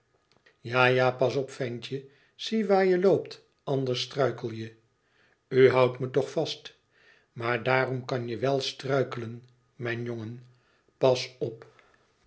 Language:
Dutch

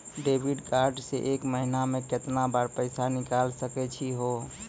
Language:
Maithili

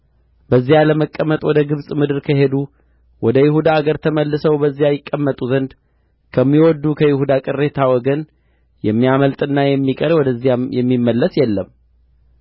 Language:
Amharic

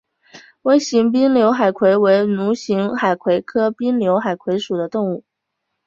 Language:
Chinese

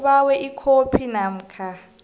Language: South Ndebele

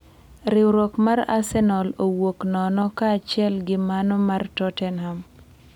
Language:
Luo (Kenya and Tanzania)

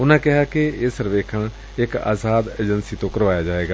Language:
Punjabi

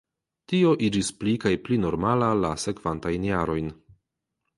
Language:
Esperanto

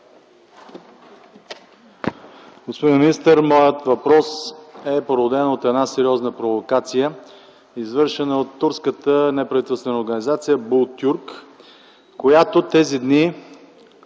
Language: Bulgarian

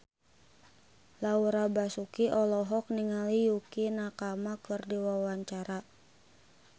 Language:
Sundanese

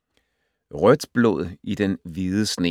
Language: Danish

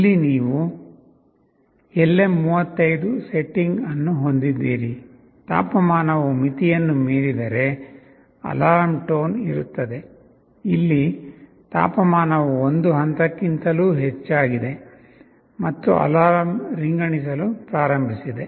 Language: Kannada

